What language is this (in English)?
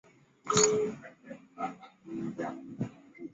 Chinese